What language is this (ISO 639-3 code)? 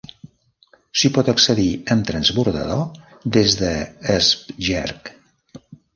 cat